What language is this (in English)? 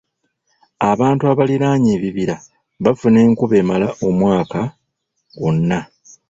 Ganda